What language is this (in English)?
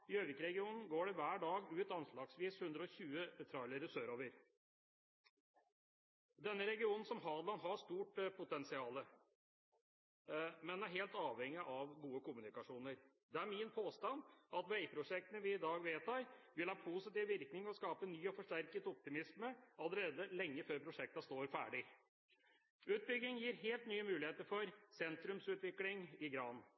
Norwegian Bokmål